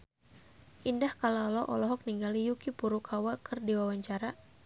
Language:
Sundanese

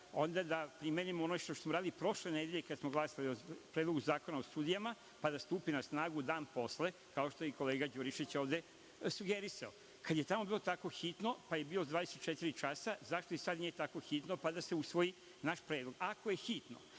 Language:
Serbian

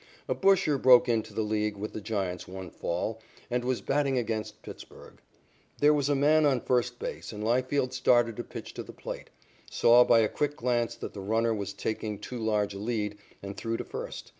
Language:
English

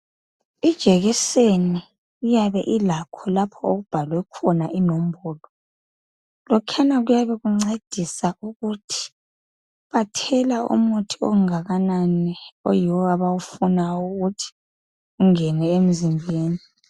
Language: North Ndebele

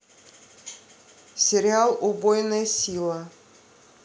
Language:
Russian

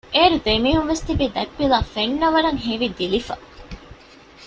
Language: Divehi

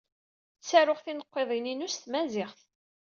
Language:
Kabyle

